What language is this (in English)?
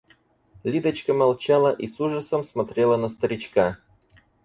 Russian